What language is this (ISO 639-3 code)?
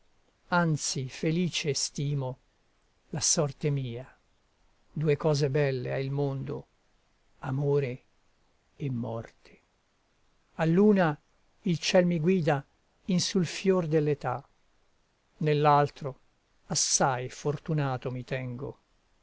ita